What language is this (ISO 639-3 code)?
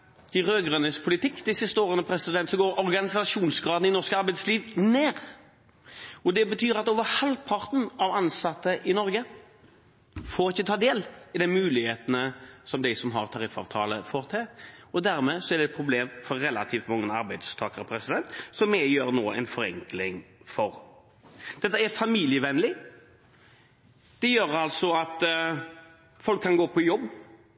nob